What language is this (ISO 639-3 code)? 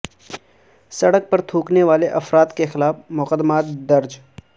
urd